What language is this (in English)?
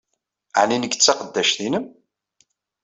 Kabyle